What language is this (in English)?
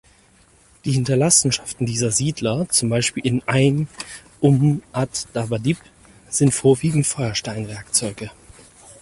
German